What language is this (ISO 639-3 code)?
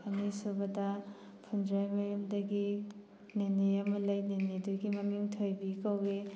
mni